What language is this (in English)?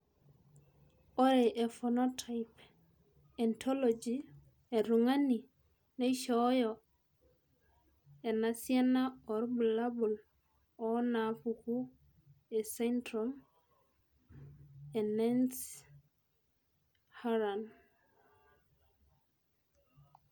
Masai